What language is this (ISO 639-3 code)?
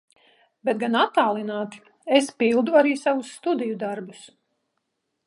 lav